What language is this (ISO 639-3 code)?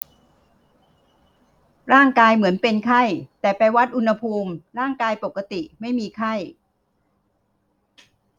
tha